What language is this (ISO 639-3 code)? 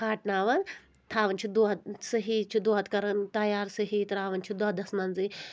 kas